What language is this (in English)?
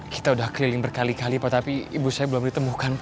Indonesian